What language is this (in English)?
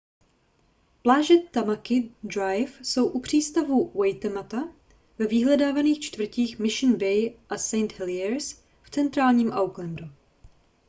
Czech